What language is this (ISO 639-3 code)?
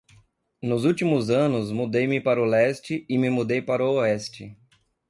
por